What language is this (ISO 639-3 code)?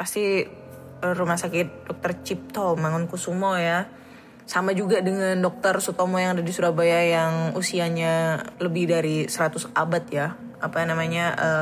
ind